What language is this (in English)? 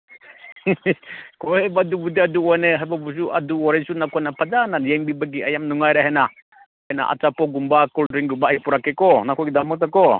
Manipuri